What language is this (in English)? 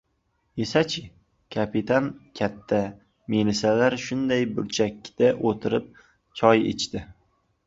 Uzbek